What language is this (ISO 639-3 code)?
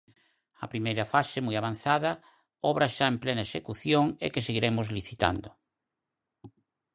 glg